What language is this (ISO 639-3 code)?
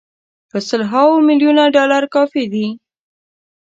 pus